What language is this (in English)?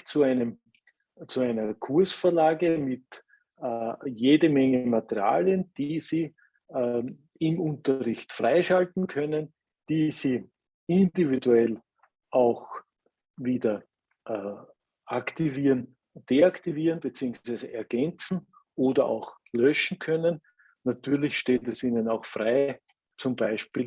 German